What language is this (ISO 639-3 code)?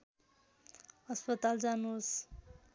nep